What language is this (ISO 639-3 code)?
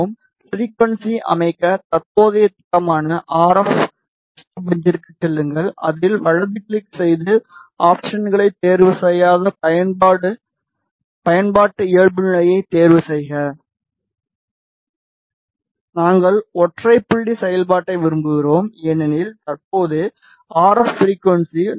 tam